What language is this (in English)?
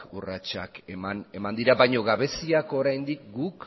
Basque